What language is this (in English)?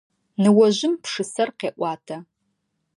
Adyghe